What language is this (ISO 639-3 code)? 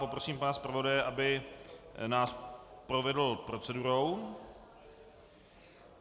ces